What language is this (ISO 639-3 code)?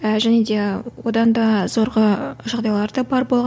kaz